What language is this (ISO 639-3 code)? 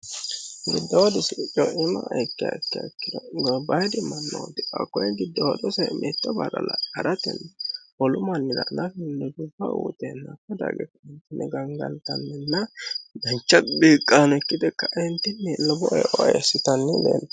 sid